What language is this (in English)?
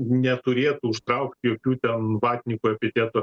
Lithuanian